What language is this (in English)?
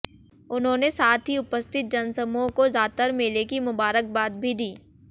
Hindi